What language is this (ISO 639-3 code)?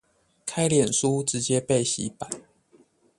zho